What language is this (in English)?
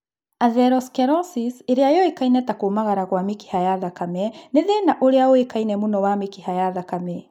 Kikuyu